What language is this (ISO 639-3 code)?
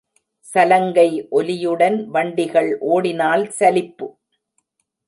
tam